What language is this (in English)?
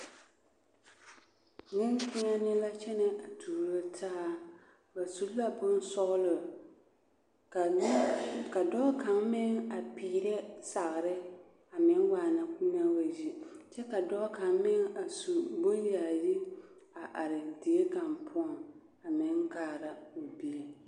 Southern Dagaare